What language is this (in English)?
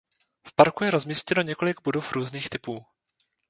Czech